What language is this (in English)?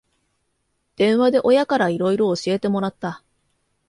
Japanese